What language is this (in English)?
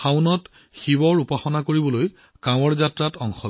Assamese